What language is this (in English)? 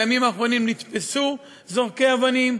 Hebrew